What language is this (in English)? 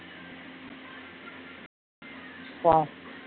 Tamil